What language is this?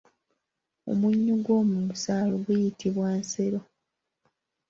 Ganda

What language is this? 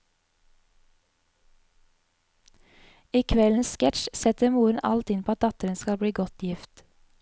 Norwegian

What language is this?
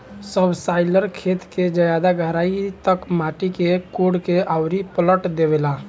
Bhojpuri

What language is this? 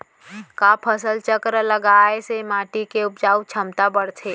Chhattisgarhi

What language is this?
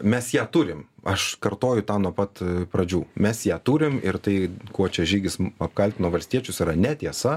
Lithuanian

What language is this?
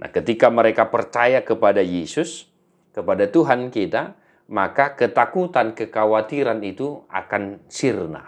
Indonesian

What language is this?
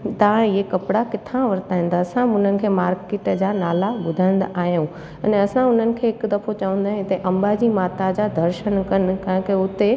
Sindhi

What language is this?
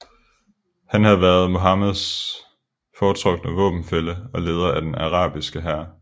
Danish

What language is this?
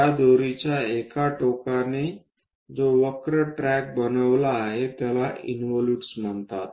Marathi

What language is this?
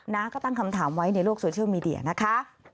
Thai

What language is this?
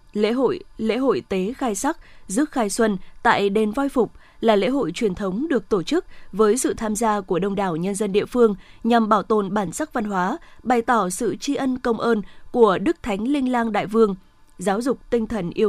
Vietnamese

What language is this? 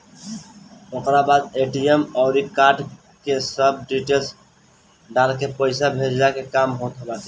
Bhojpuri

